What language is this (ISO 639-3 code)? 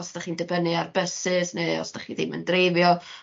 cym